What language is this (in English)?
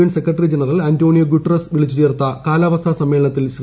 Malayalam